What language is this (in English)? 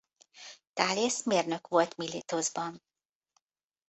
Hungarian